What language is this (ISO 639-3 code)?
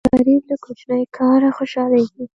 pus